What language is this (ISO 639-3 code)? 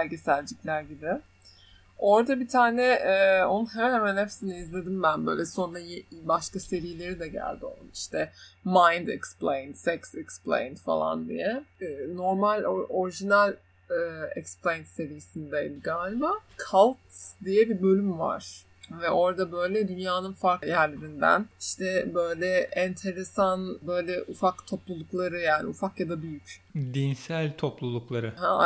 tur